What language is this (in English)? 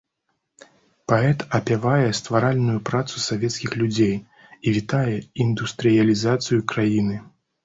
Belarusian